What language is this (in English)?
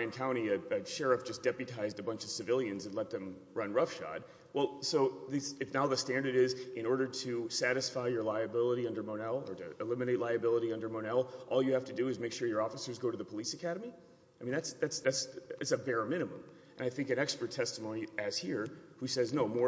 English